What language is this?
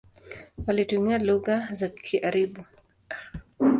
Swahili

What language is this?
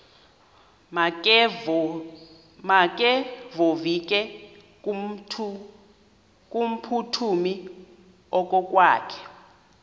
Xhosa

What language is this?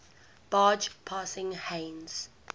English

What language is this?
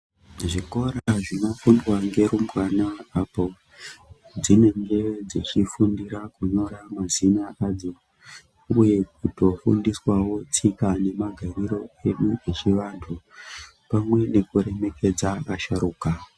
Ndau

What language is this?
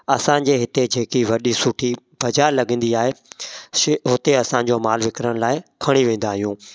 Sindhi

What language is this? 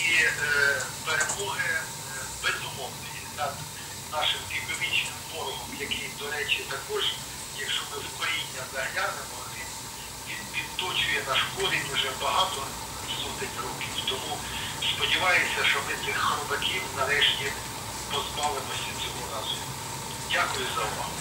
Ukrainian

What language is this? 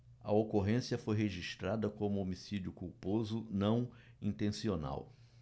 Portuguese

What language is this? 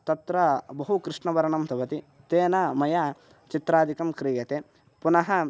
Sanskrit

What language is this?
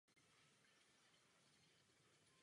Czech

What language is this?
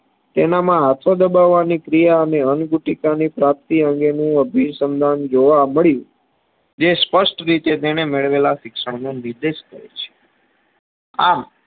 Gujarati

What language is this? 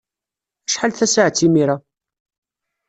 Kabyle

